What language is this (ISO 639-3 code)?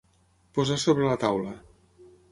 cat